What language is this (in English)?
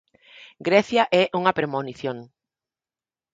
Galician